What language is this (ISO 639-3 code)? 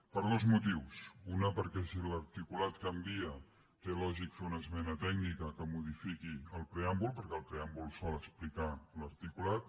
cat